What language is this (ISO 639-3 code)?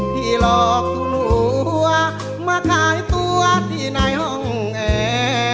tha